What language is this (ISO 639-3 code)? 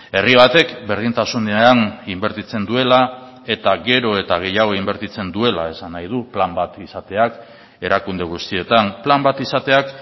eus